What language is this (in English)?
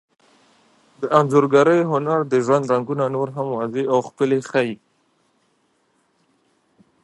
Pashto